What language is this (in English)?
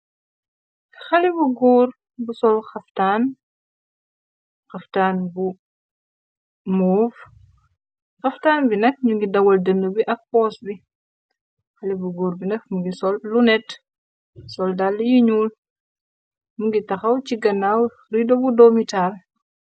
Wolof